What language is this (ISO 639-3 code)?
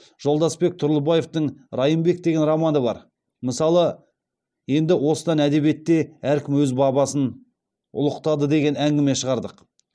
kaz